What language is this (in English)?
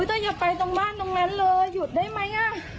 Thai